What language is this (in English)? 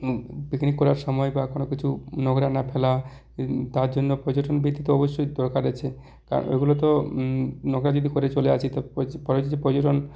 Bangla